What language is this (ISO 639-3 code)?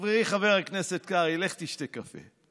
heb